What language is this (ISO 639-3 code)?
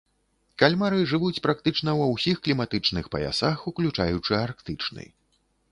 bel